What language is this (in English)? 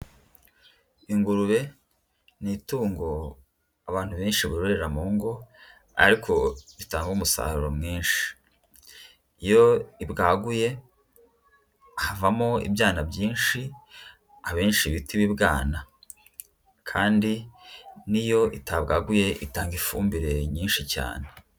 Kinyarwanda